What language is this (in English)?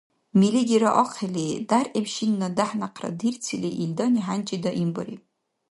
Dargwa